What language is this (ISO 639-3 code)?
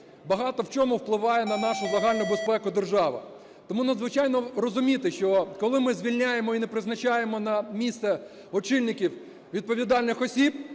ukr